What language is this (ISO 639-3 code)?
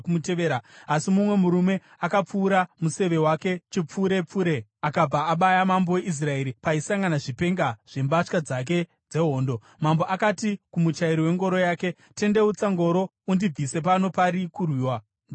sna